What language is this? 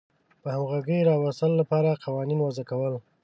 Pashto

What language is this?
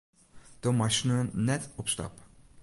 Western Frisian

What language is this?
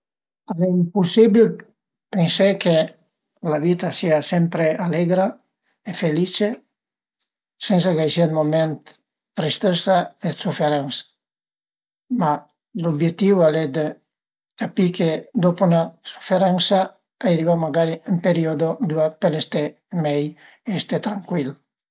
Piedmontese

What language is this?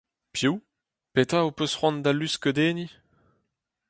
Breton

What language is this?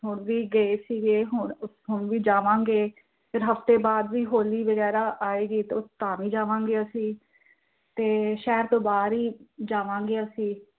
Punjabi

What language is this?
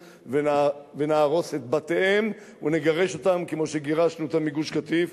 Hebrew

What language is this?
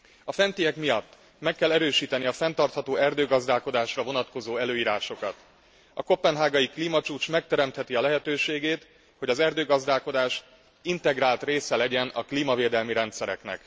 Hungarian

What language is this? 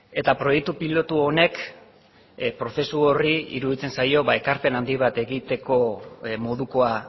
Basque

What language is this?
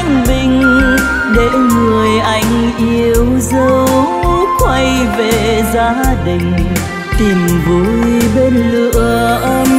Vietnamese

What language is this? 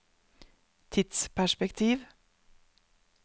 Norwegian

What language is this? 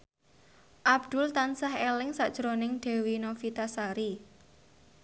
Javanese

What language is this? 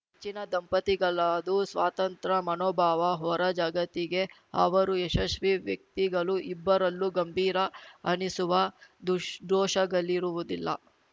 Kannada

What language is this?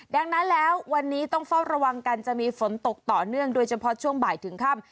Thai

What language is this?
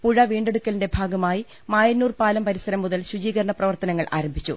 Malayalam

